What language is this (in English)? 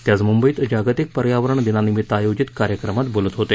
Marathi